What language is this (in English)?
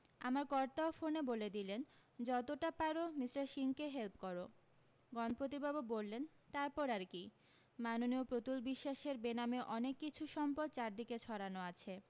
Bangla